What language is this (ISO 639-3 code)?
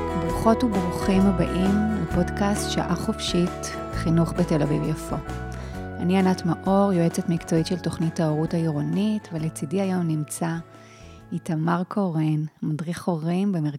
heb